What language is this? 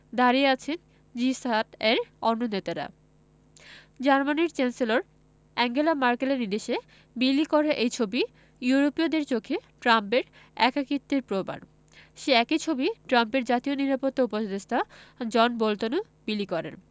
Bangla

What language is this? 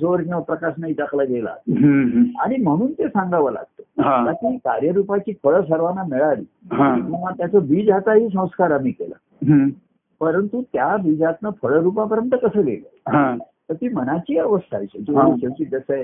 Marathi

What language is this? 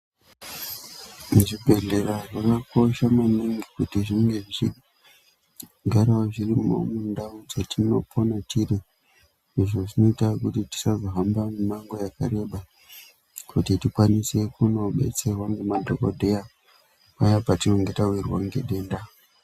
Ndau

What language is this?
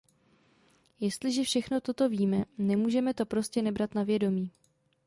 Czech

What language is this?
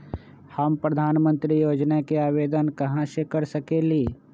Magahi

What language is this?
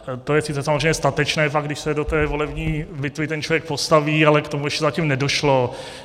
Czech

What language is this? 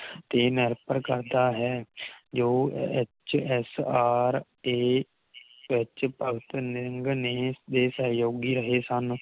Punjabi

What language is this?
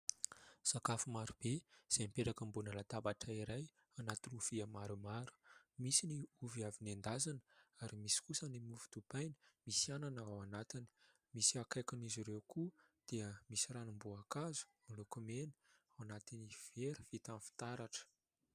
Malagasy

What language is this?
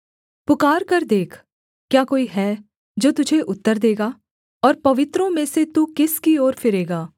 Hindi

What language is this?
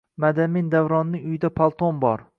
Uzbek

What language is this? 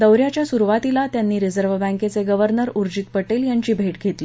Marathi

